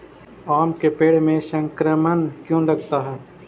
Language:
Magahi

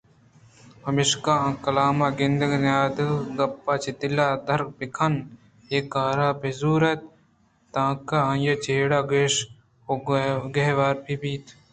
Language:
Eastern Balochi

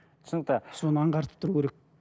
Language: Kazakh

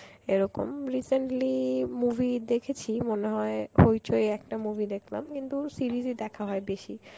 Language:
Bangla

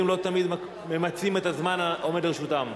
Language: Hebrew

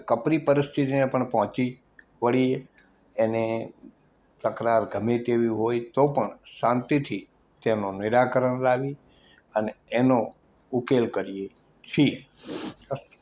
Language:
Gujarati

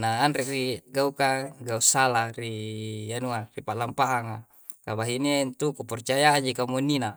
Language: Coastal Konjo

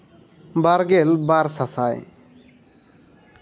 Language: Santali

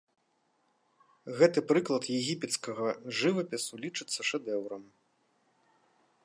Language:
Belarusian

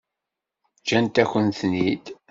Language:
Kabyle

